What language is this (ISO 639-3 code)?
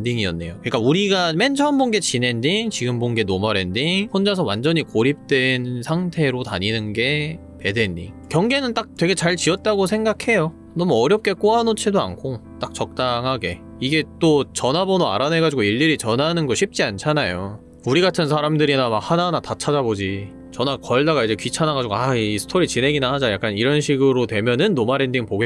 kor